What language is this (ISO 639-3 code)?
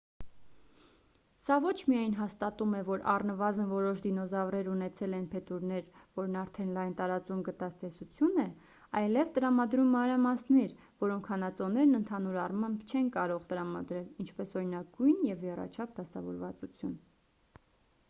hye